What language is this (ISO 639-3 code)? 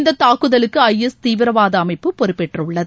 tam